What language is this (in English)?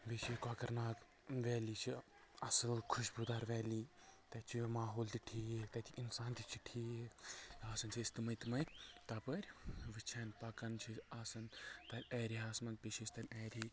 Kashmiri